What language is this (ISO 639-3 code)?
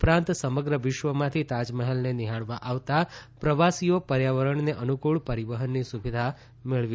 guj